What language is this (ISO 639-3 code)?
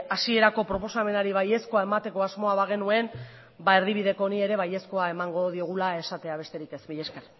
eus